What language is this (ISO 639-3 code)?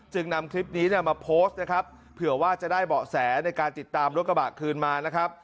tha